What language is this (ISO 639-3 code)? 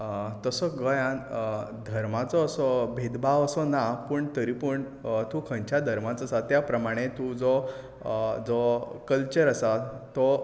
kok